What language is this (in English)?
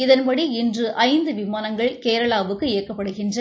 Tamil